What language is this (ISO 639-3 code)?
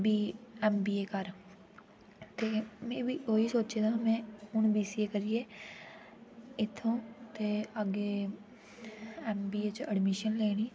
doi